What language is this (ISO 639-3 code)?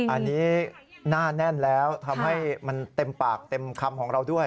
tha